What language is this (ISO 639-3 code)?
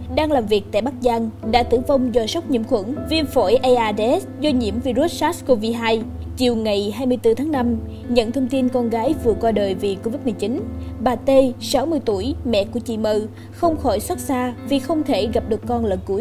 vie